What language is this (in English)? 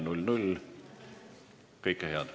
Estonian